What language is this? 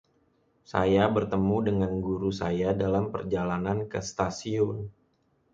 Indonesian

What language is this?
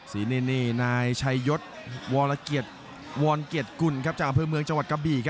Thai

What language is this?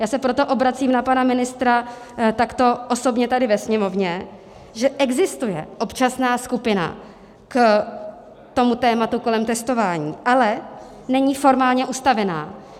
Czech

